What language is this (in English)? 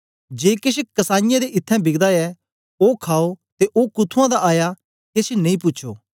Dogri